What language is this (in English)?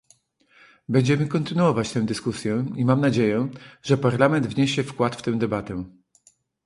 Polish